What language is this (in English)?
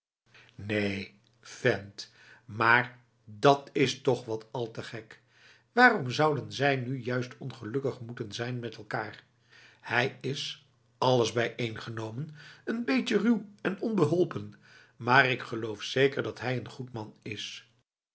Dutch